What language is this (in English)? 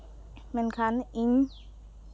Santali